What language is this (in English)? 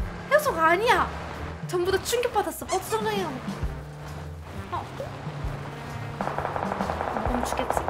Korean